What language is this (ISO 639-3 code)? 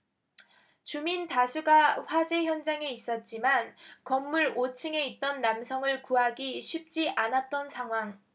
kor